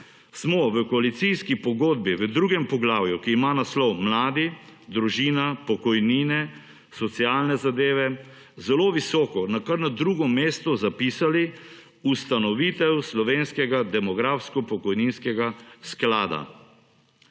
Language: Slovenian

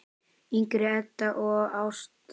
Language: Icelandic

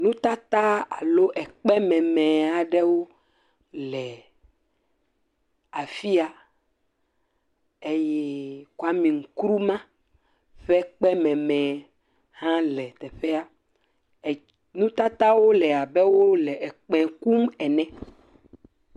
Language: Ewe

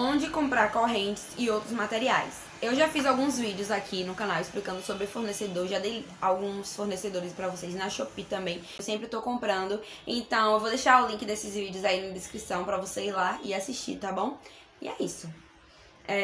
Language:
Portuguese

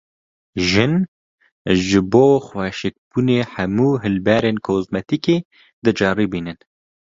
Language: Kurdish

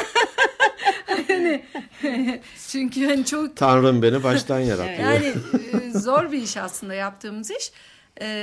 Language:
Turkish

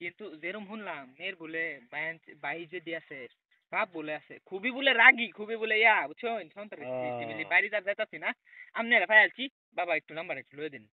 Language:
Arabic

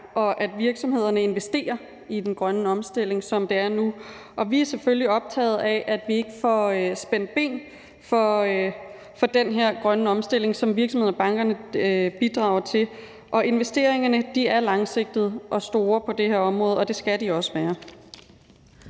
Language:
Danish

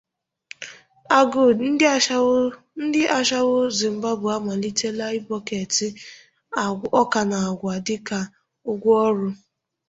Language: Igbo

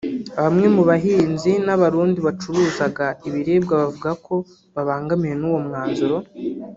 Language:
Kinyarwanda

